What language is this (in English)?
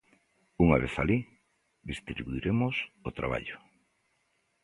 Galician